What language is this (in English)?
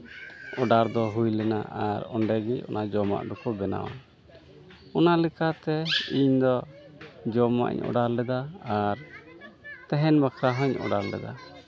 Santali